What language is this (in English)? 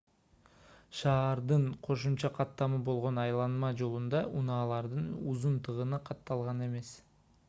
Kyrgyz